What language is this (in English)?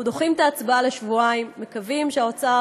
Hebrew